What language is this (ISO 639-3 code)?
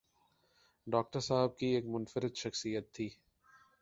urd